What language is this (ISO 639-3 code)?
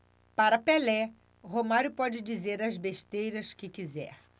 por